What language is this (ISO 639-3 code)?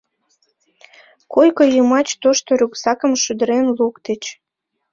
chm